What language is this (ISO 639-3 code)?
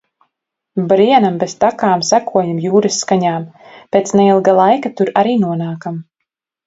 lav